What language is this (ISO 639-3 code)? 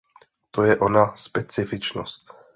ces